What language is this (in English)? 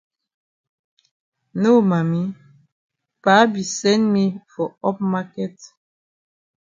Cameroon Pidgin